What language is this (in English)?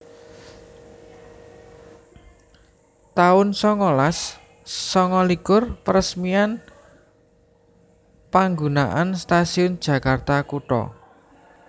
Javanese